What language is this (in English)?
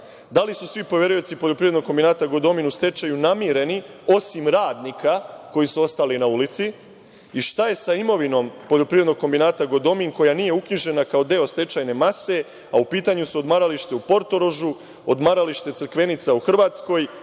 Serbian